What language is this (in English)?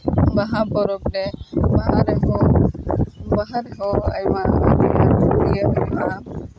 Santali